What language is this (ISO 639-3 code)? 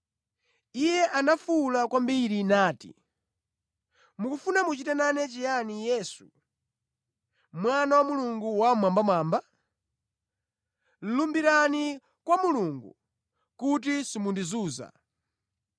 nya